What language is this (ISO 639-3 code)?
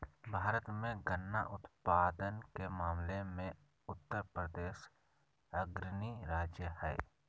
mag